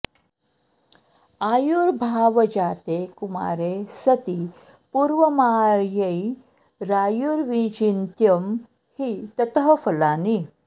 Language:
Sanskrit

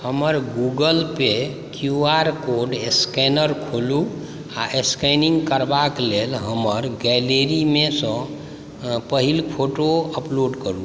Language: Maithili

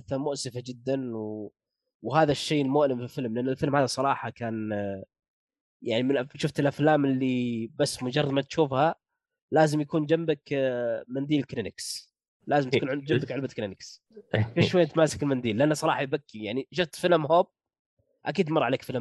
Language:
Arabic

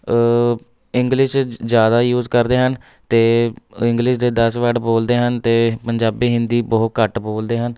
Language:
Punjabi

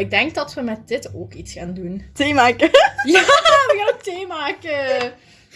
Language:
Dutch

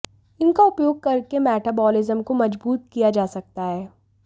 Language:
Hindi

